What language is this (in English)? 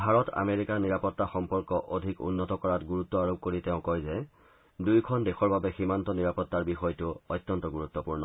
Assamese